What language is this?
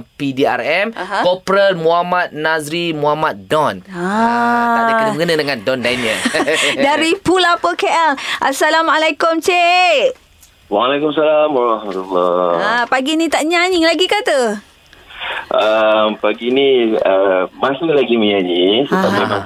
Malay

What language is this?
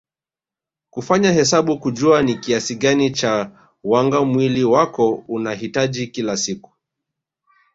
Swahili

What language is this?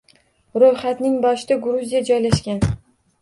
Uzbek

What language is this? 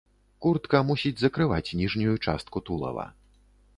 Belarusian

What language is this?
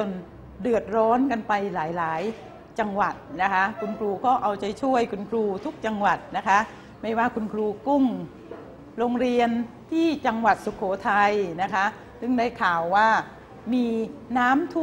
Thai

